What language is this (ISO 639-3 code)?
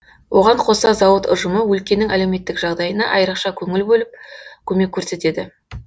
kaz